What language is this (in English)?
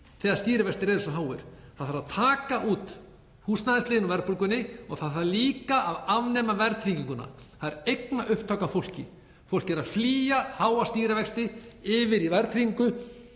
Icelandic